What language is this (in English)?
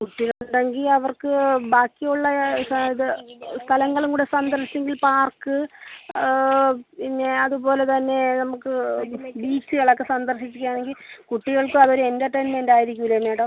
Malayalam